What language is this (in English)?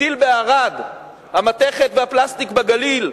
Hebrew